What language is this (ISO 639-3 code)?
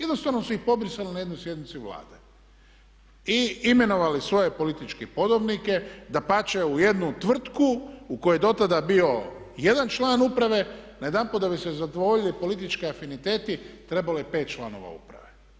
hrv